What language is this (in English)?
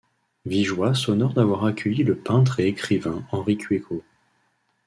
French